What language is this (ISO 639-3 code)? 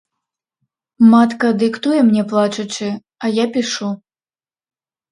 bel